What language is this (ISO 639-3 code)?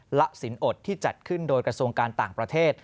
tha